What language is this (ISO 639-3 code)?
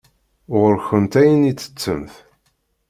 kab